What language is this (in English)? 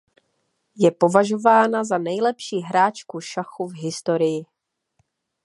Czech